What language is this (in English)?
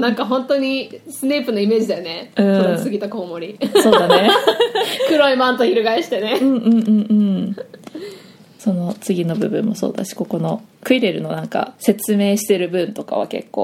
Japanese